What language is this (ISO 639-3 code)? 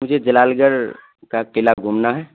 urd